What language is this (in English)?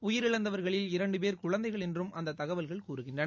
Tamil